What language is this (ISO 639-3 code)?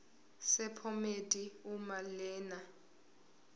zul